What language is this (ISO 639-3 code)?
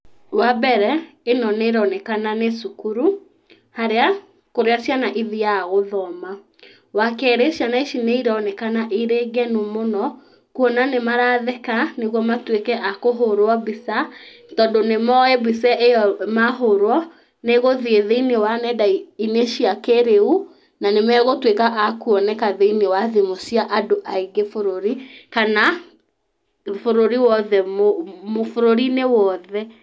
kik